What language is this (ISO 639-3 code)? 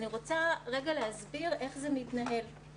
heb